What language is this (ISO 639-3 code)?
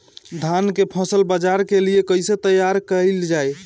bho